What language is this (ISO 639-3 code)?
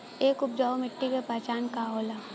bho